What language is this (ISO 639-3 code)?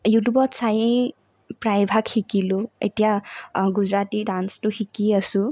asm